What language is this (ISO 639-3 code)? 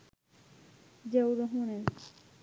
ben